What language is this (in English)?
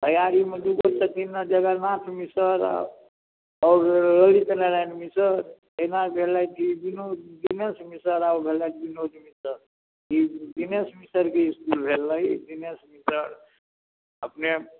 Maithili